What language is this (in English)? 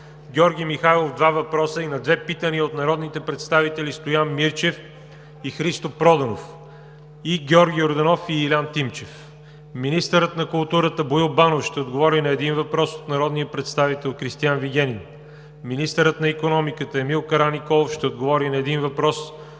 Bulgarian